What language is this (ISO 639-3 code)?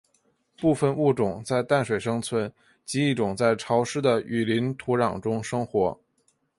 zho